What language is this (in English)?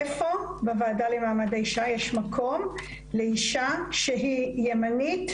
Hebrew